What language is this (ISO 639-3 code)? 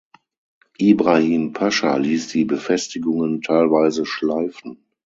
deu